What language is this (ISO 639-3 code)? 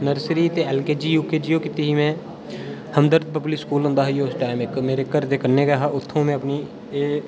doi